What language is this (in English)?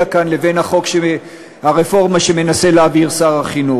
Hebrew